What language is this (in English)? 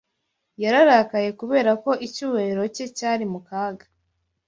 Kinyarwanda